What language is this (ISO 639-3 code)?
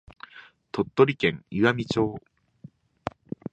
jpn